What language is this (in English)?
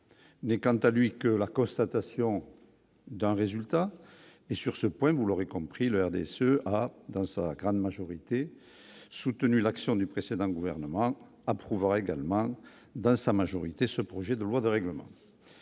French